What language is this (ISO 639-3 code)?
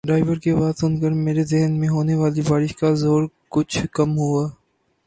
urd